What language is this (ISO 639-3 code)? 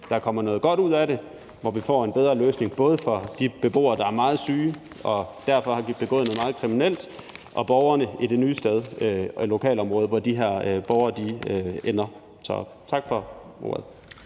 dan